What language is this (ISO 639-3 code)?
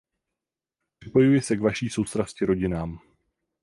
ces